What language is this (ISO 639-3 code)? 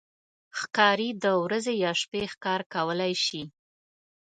pus